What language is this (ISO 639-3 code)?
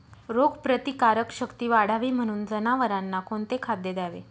mar